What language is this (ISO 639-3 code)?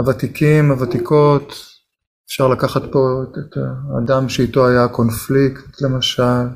heb